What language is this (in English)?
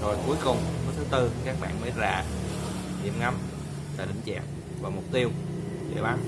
Vietnamese